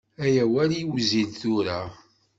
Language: Kabyle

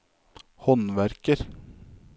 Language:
Norwegian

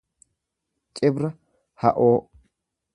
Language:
Oromo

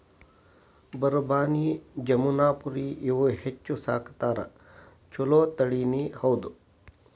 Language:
Kannada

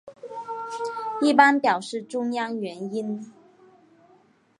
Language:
Chinese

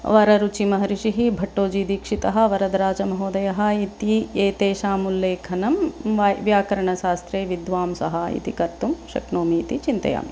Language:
Sanskrit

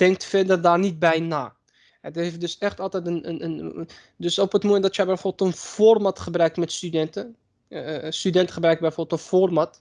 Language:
Dutch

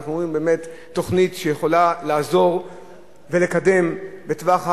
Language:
Hebrew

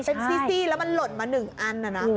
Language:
Thai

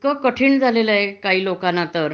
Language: Marathi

